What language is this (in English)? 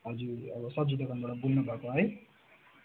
Nepali